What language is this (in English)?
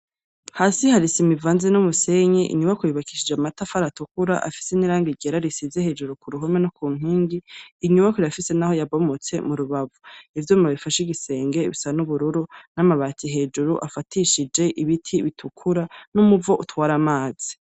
Rundi